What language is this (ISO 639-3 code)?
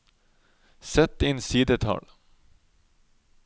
nor